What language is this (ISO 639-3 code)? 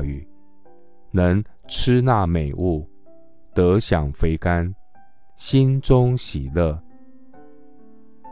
zho